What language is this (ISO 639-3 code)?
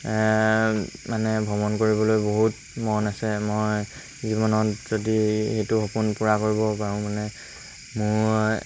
asm